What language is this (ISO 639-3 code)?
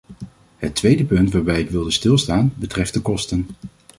nld